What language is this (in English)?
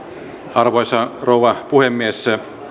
Finnish